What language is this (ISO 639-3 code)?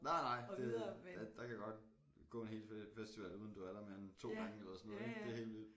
dan